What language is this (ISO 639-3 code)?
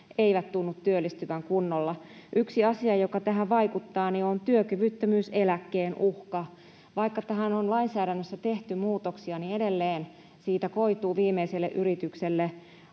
fin